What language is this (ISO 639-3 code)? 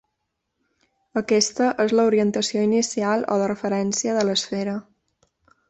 cat